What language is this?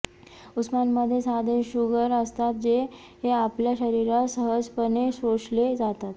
Marathi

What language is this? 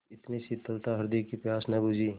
Hindi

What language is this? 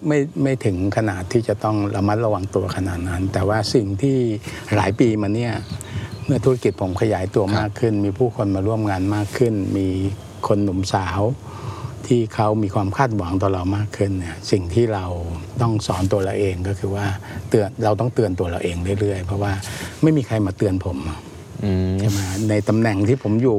Thai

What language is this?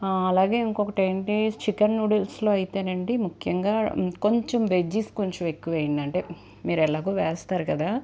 Telugu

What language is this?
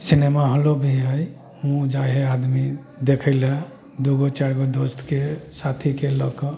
Maithili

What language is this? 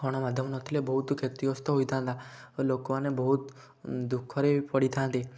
Odia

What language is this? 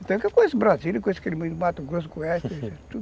Portuguese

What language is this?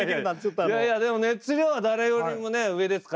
Japanese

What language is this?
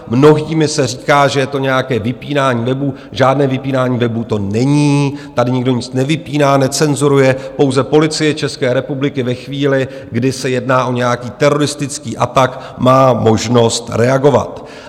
Czech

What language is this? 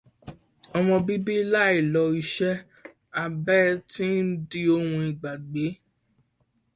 Yoruba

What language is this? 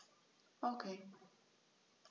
German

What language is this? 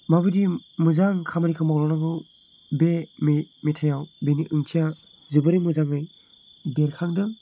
Bodo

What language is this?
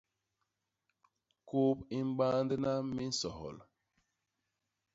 Basaa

